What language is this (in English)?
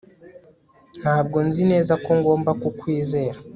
Kinyarwanda